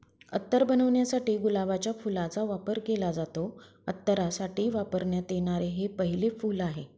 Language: Marathi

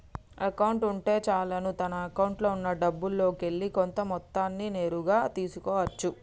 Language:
Telugu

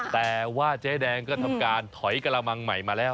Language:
Thai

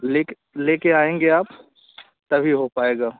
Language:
Hindi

